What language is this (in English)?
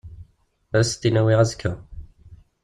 Kabyle